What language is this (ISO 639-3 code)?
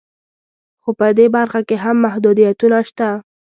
pus